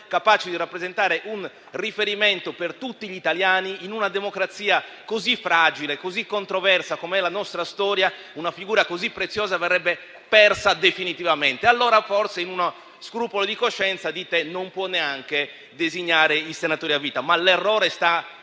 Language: Italian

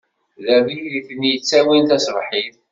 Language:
Kabyle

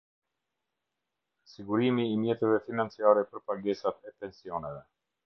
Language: Albanian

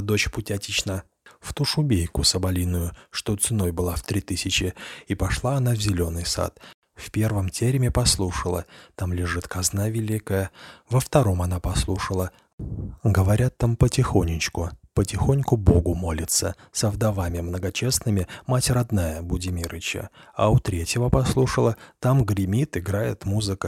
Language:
Russian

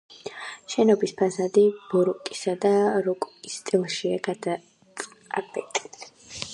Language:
Georgian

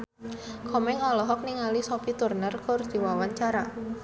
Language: Sundanese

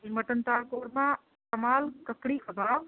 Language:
Urdu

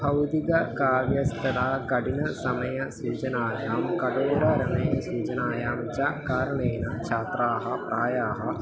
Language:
Sanskrit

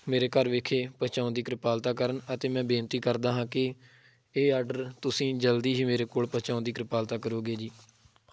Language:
Punjabi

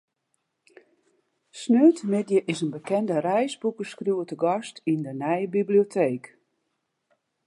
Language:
Western Frisian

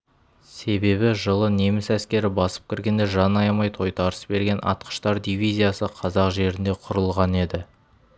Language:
Kazakh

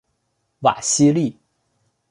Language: Chinese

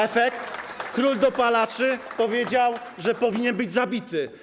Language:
Polish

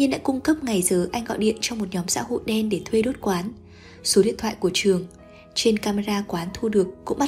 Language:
Vietnamese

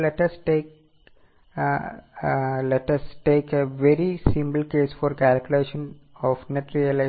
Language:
Malayalam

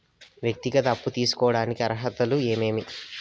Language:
Telugu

